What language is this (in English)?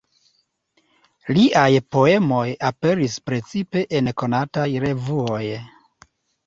Esperanto